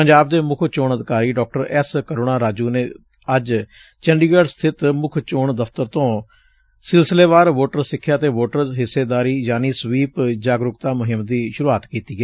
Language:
Punjabi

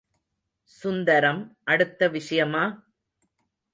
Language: Tamil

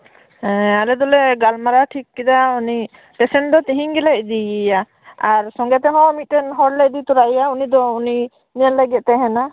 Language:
Santali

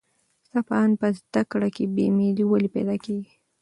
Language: Pashto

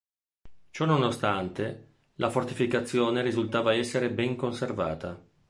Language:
Italian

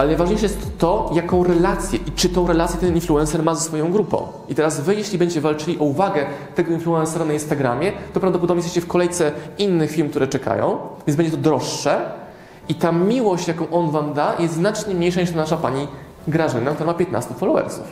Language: Polish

